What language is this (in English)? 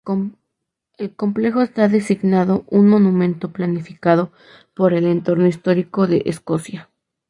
Spanish